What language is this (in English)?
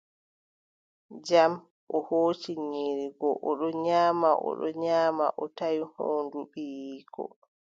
Adamawa Fulfulde